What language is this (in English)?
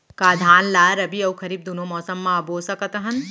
Chhattisgarhi